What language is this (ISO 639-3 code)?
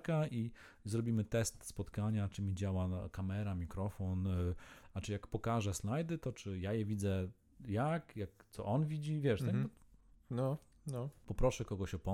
pol